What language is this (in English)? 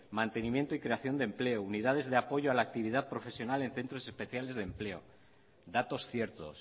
Spanish